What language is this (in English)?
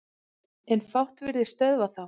Icelandic